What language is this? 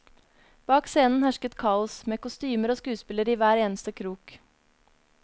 Norwegian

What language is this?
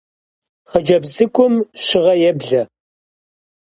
Kabardian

